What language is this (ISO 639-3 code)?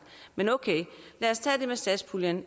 dan